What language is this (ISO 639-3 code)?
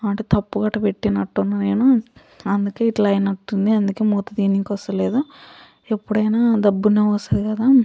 tel